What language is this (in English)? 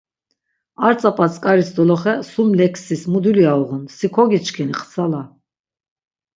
Laz